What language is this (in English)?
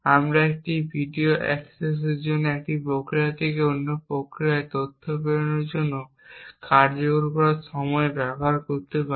Bangla